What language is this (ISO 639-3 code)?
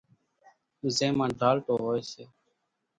gjk